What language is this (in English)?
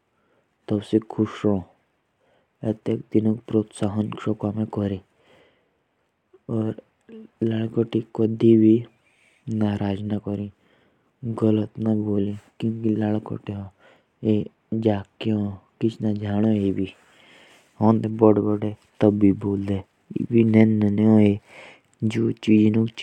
Jaunsari